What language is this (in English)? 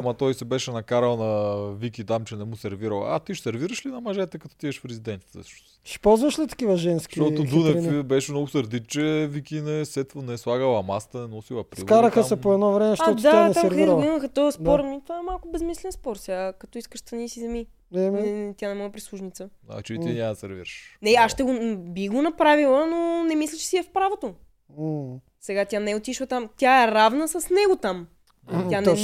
Bulgarian